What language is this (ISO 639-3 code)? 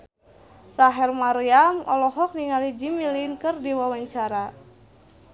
sun